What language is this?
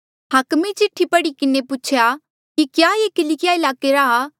Mandeali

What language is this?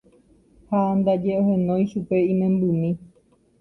Guarani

